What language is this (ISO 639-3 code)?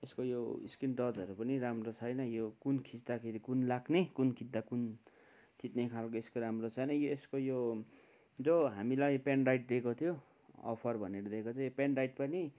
nep